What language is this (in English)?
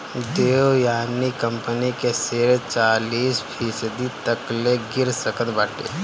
Bhojpuri